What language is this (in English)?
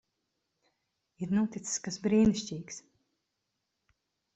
Latvian